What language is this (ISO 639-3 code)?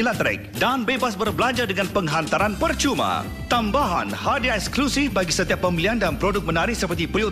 msa